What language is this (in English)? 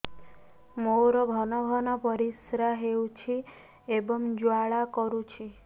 Odia